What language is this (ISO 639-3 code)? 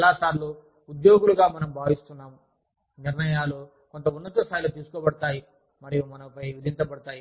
tel